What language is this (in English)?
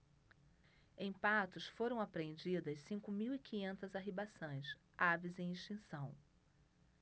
Portuguese